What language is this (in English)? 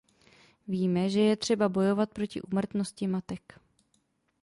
Czech